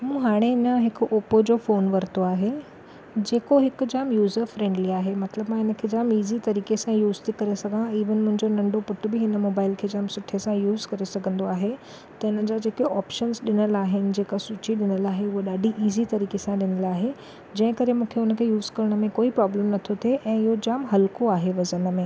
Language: Sindhi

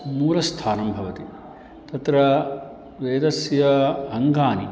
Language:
Sanskrit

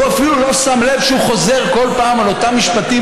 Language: Hebrew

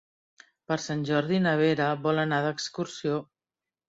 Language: Catalan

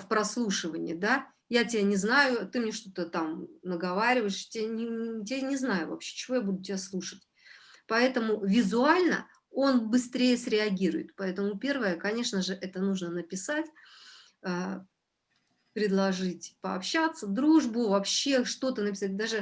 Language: Russian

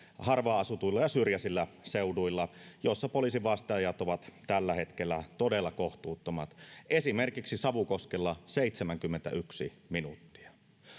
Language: Finnish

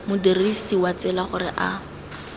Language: Tswana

